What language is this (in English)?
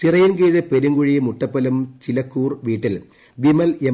Malayalam